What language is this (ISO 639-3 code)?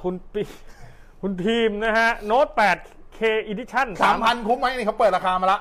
tha